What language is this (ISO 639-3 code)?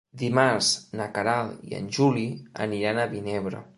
cat